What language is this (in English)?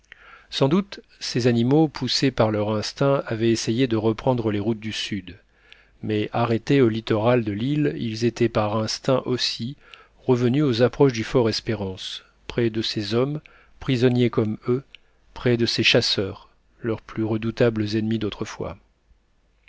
French